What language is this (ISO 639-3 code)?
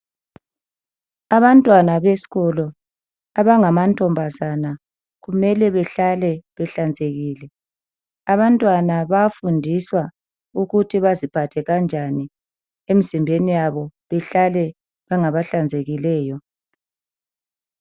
nde